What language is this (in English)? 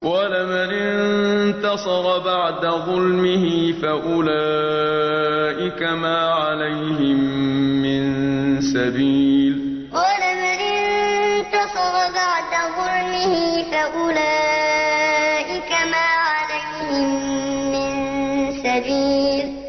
Arabic